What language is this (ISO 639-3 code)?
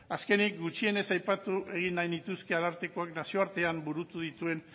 eus